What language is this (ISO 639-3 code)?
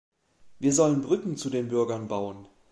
deu